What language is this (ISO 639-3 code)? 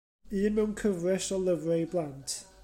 cym